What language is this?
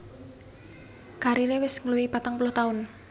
Javanese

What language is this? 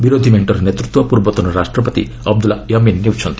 Odia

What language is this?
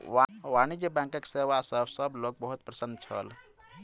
Maithili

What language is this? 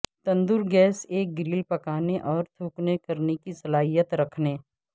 Urdu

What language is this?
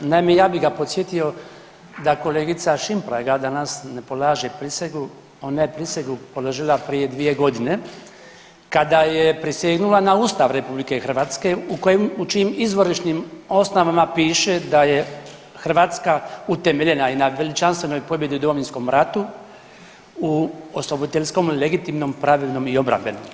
Croatian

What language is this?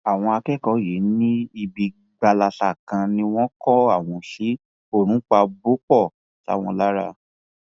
Yoruba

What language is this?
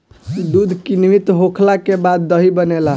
Bhojpuri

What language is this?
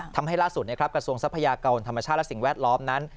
Thai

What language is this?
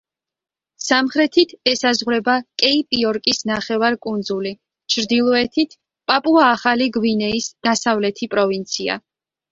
Georgian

